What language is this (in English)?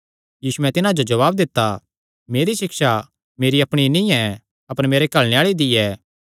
Kangri